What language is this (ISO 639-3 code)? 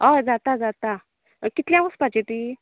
kok